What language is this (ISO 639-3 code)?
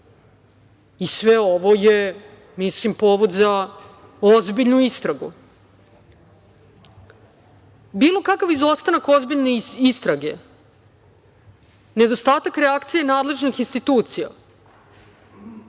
srp